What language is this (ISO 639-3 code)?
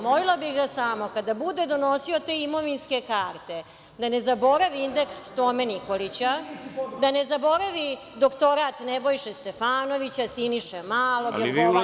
srp